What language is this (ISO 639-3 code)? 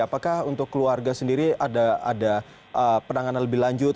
ind